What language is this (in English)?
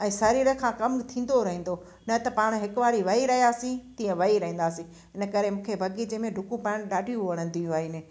Sindhi